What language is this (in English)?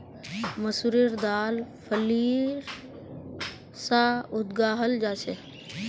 Magahi